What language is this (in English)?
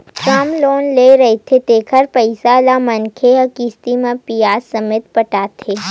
Chhattisgarhi